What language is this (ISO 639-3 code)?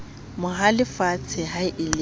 sot